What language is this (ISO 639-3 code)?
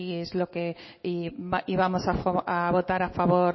spa